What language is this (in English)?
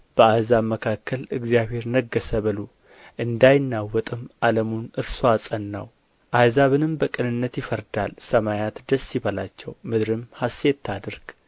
Amharic